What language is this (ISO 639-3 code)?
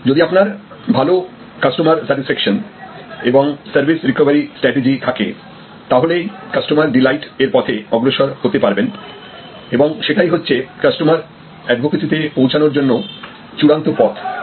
ben